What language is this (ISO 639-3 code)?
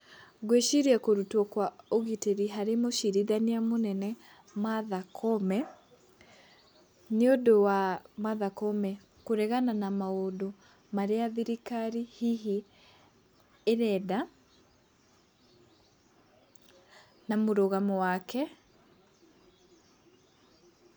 kik